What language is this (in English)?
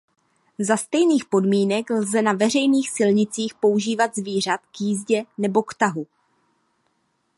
Czech